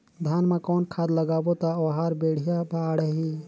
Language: Chhattisgarhi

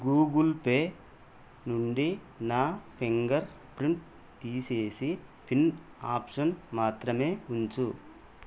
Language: Telugu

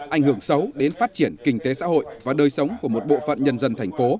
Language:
Vietnamese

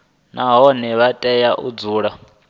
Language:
Venda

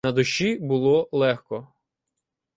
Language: Ukrainian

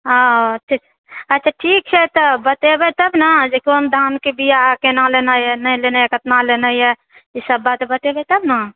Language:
Maithili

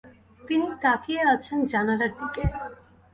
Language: Bangla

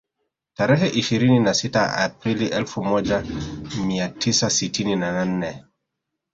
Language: Swahili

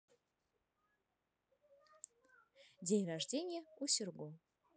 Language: Russian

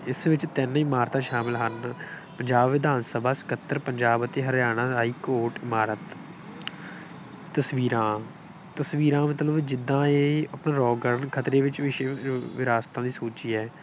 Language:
Punjabi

